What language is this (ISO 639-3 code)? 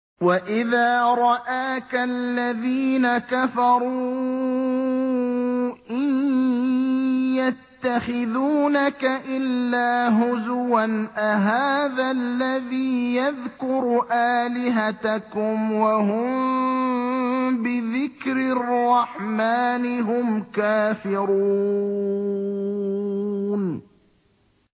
ara